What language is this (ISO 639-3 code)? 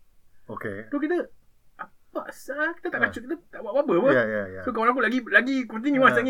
msa